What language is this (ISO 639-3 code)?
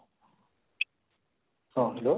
ori